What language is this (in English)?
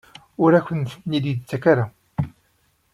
Kabyle